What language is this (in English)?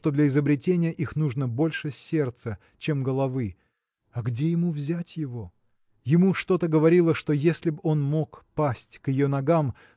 Russian